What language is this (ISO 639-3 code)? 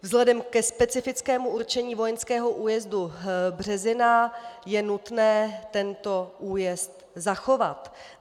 ces